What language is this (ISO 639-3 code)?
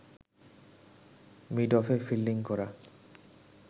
ben